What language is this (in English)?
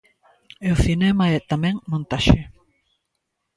Galician